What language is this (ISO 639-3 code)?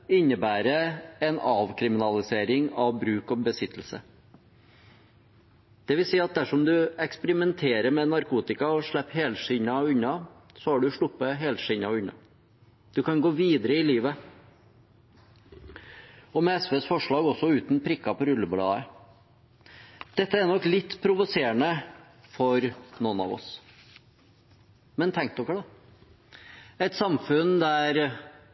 nob